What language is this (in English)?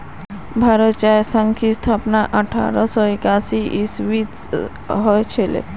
Magahi